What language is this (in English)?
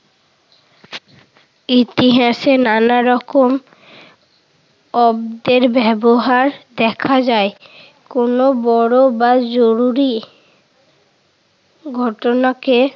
Bangla